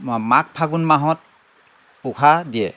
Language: Assamese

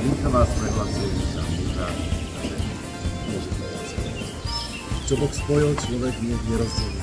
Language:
Polish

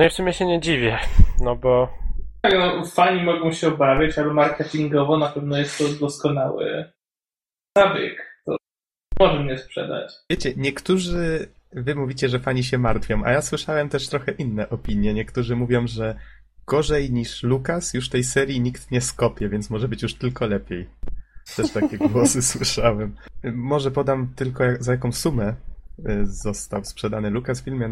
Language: Polish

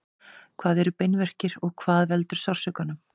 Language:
Icelandic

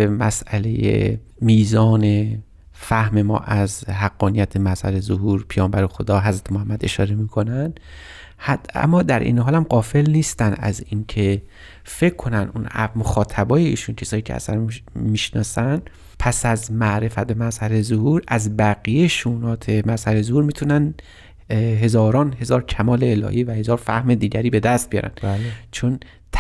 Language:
Persian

